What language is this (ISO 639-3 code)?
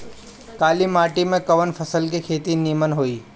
bho